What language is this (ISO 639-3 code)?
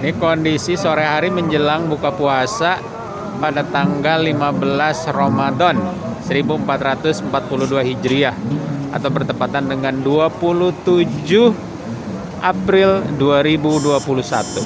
ind